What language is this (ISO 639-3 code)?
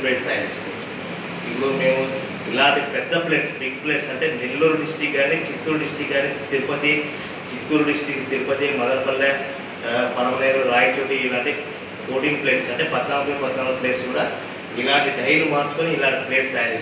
hin